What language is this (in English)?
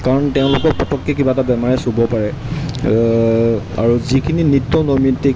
Assamese